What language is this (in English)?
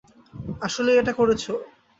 Bangla